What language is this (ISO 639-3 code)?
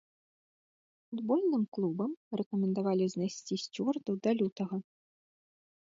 bel